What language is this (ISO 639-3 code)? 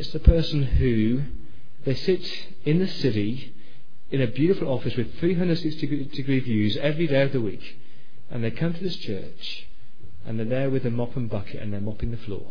eng